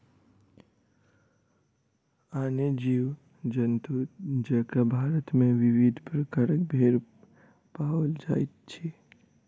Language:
Maithili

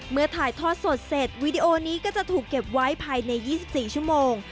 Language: Thai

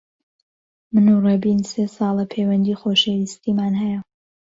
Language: Central Kurdish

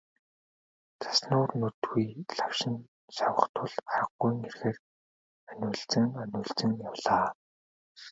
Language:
Mongolian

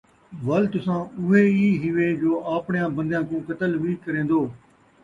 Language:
Saraiki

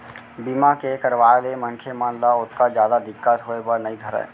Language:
Chhattisgarhi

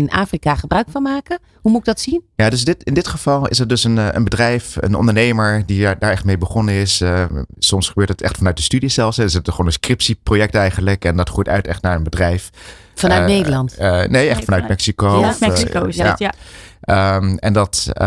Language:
Dutch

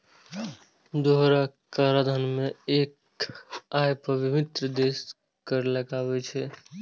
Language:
Maithili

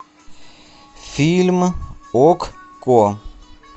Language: Russian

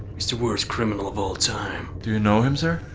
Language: English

